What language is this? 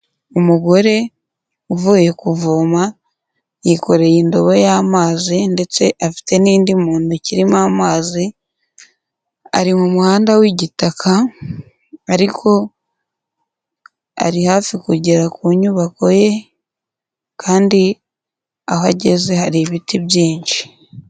Kinyarwanda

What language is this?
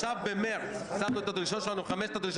Hebrew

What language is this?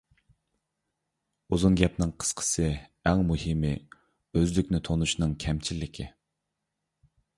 Uyghur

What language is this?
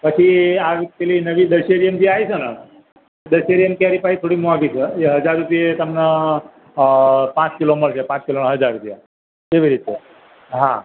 Gujarati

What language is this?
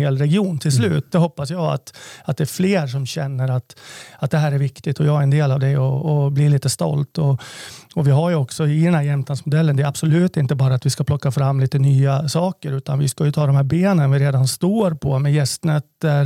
Swedish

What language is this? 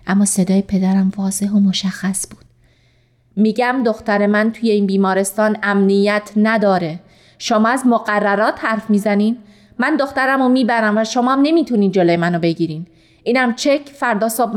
Persian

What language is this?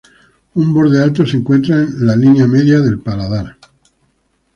Spanish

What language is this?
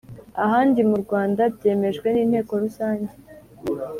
Kinyarwanda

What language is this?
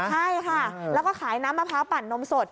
Thai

